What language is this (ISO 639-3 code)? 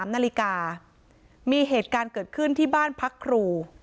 tha